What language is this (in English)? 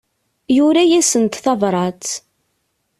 Kabyle